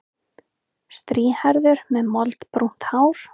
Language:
Icelandic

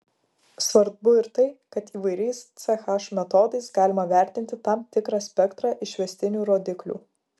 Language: Lithuanian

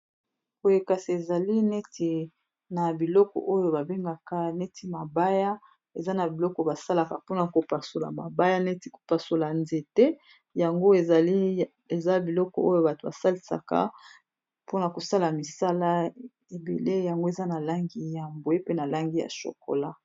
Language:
Lingala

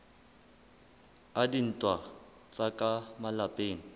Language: Southern Sotho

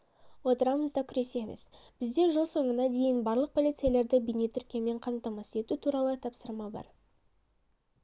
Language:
Kazakh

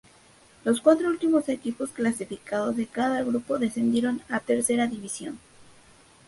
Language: Spanish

